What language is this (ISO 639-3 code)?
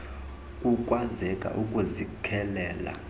xho